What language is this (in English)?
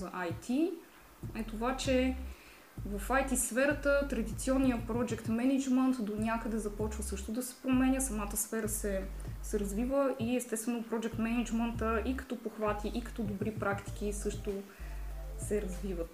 Bulgarian